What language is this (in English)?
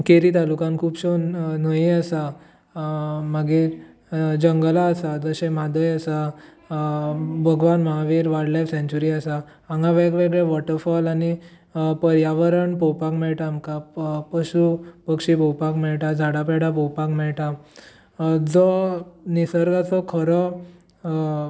Konkani